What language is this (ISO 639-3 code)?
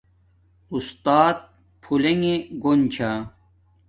dmk